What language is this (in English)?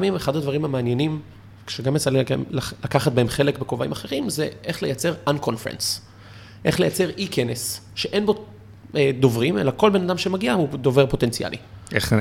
Hebrew